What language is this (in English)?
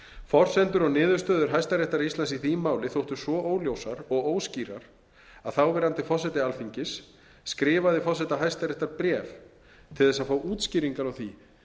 Icelandic